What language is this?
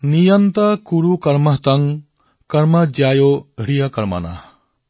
Assamese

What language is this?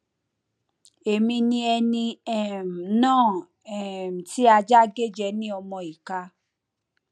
Yoruba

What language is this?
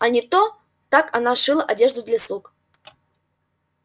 Russian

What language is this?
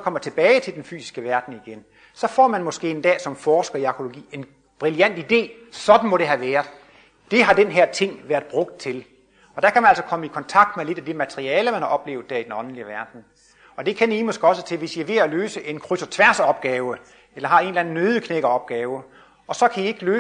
Danish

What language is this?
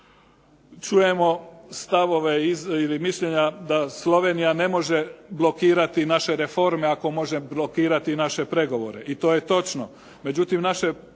Croatian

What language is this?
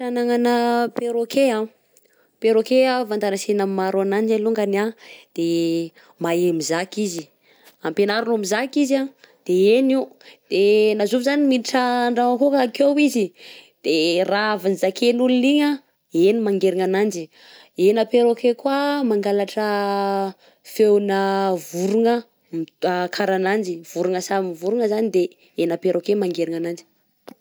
Southern Betsimisaraka Malagasy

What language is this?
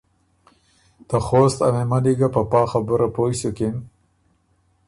Ormuri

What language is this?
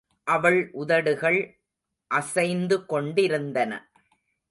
Tamil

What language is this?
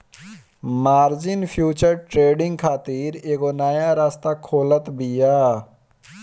Bhojpuri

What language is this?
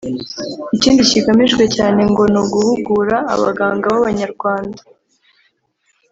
Kinyarwanda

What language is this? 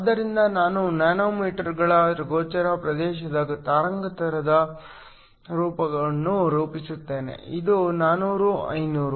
Kannada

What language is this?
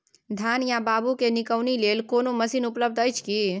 Maithili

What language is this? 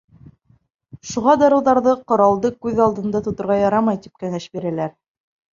Bashkir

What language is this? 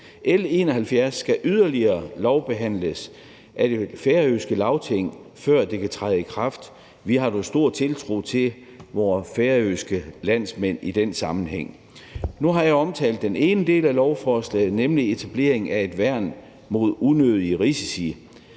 Danish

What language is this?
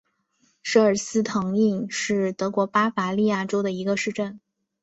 Chinese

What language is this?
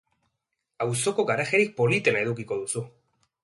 Basque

